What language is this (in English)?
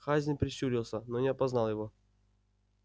Russian